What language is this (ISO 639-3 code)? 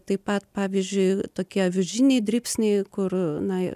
lit